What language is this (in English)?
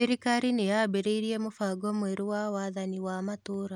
Kikuyu